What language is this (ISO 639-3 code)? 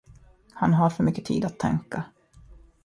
swe